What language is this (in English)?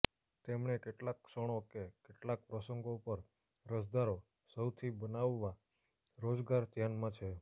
Gujarati